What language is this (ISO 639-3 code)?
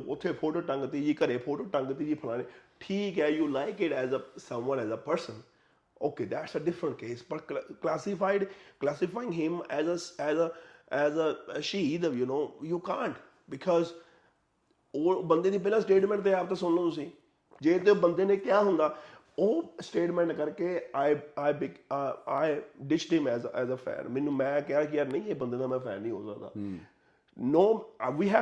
pan